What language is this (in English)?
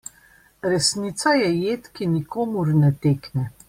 Slovenian